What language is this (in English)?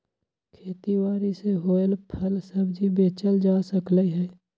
Magahi